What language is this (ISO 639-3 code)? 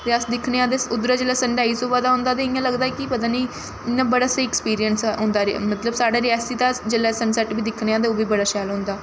doi